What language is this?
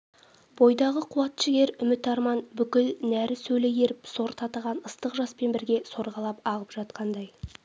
Kazakh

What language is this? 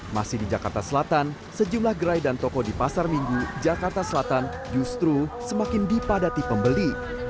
Indonesian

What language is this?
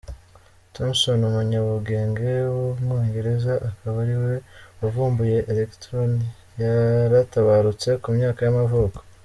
Kinyarwanda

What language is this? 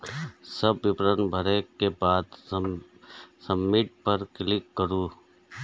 Maithili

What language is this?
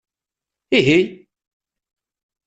Kabyle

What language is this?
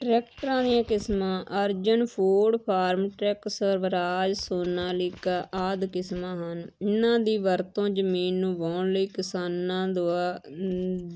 Punjabi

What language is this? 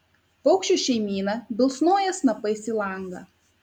Lithuanian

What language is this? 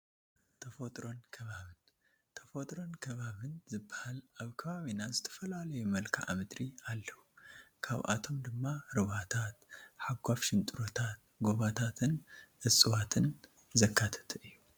Tigrinya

